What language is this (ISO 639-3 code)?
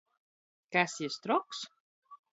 ltg